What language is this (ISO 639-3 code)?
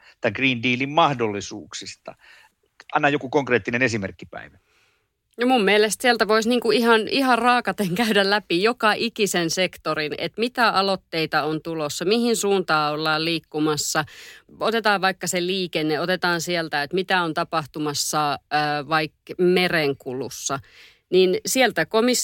fin